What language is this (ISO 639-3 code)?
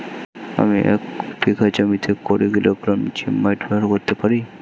ben